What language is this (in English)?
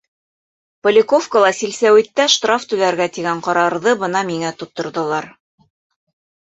Bashkir